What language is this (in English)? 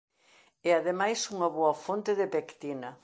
Galician